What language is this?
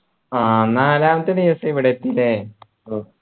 Malayalam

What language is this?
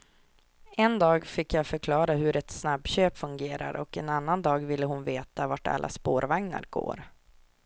Swedish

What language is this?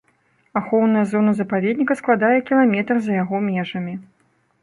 Belarusian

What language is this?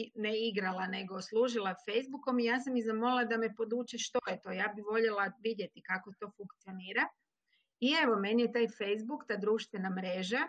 Croatian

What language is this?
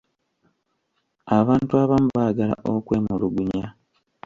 Ganda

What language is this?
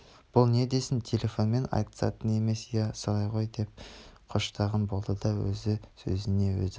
Kazakh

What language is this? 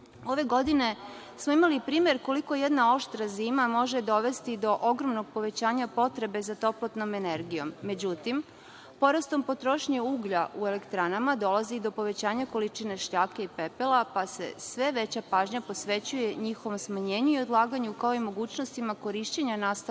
Serbian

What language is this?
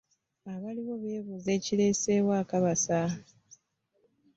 Ganda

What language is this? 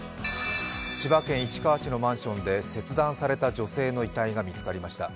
Japanese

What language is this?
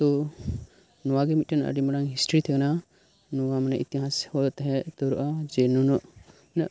Santali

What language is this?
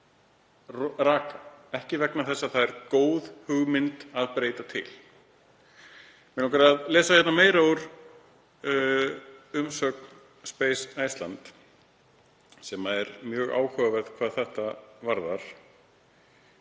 Icelandic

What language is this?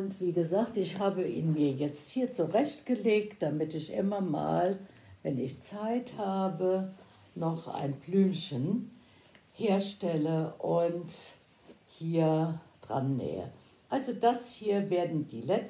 German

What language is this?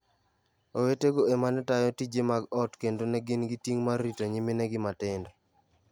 Luo (Kenya and Tanzania)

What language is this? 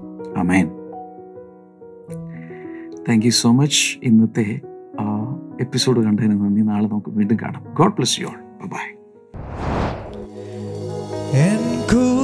Malayalam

